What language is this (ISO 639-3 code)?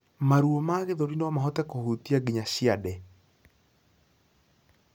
kik